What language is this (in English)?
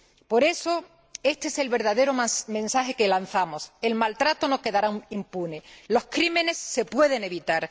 Spanish